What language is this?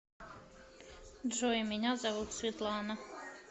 Russian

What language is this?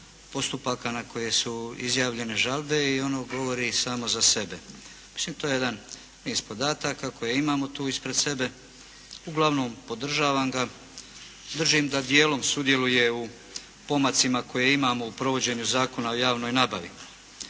Croatian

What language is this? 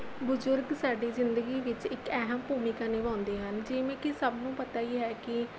Punjabi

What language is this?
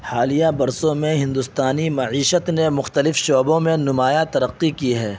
Urdu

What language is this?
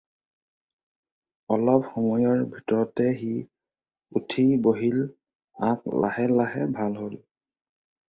Assamese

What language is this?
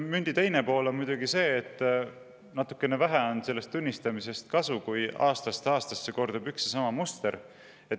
Estonian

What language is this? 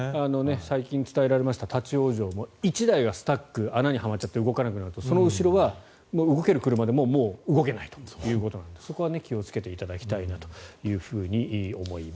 Japanese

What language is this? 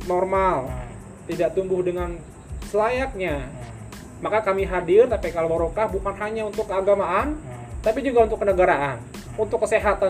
Indonesian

